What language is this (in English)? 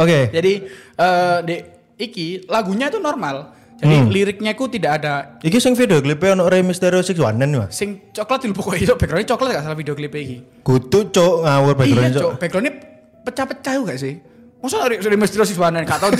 Indonesian